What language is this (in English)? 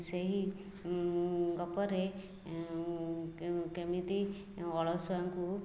Odia